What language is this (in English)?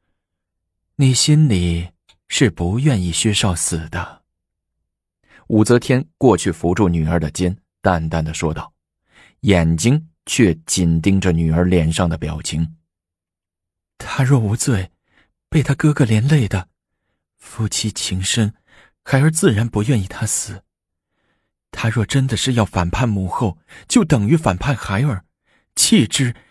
Chinese